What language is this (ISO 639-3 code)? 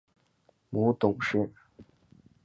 zho